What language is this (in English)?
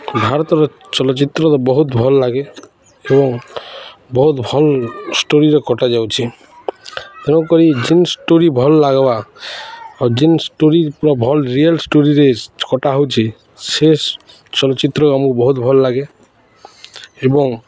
Odia